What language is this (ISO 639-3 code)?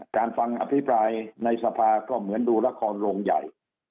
tha